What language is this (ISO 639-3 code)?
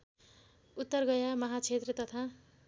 nep